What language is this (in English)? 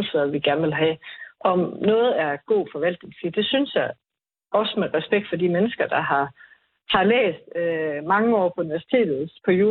Danish